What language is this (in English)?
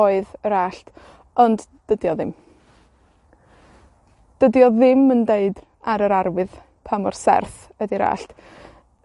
Welsh